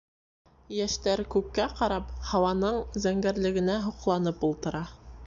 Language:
Bashkir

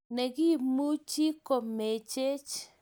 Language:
Kalenjin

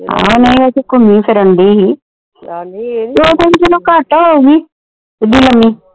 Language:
Punjabi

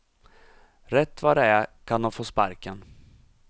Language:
Swedish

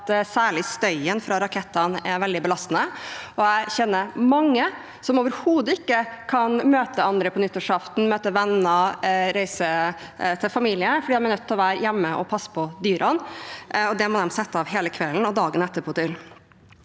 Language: Norwegian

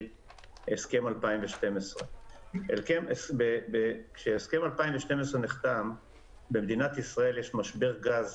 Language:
Hebrew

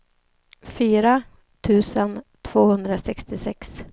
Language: Swedish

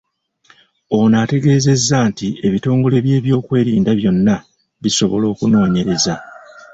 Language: Ganda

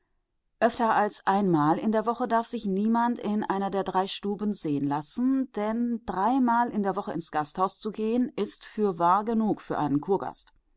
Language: German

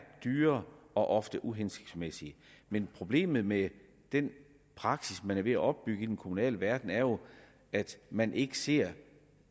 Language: Danish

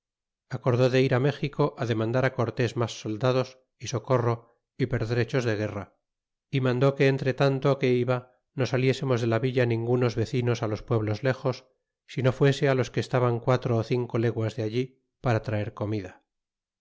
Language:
Spanish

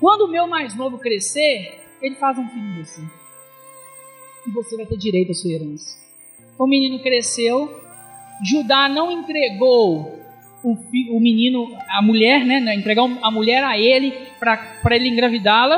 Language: Portuguese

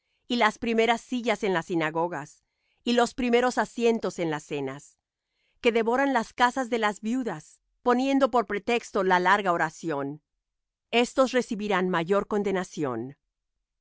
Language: Spanish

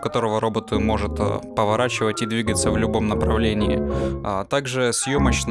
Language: Russian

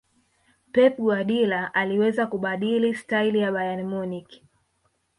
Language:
Swahili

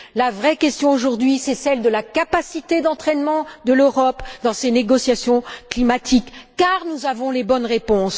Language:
French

